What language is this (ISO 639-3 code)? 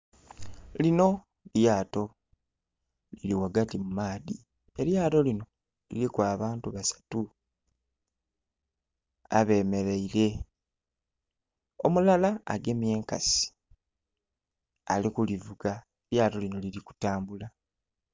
xog